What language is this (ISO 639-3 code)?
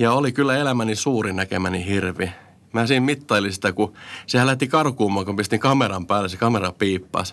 fin